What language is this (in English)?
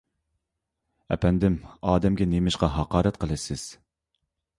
Uyghur